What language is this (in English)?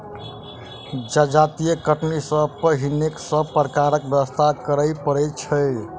Maithili